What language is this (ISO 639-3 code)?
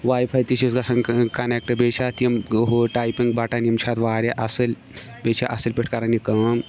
kas